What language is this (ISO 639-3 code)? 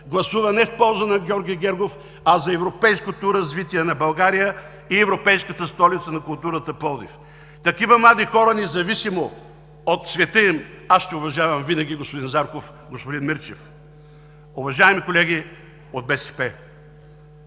bul